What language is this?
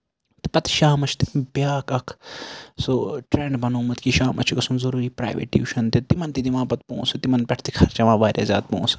Kashmiri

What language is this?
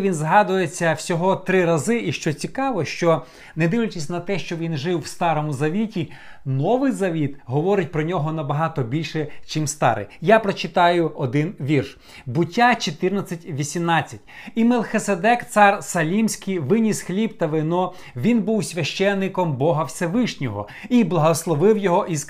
Ukrainian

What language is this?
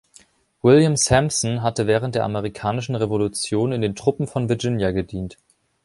German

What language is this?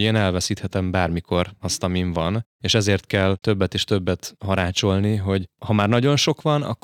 Hungarian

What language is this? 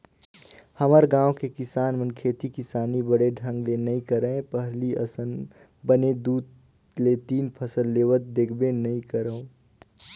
Chhattisgarhi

